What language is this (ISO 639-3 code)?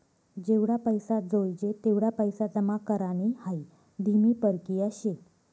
mar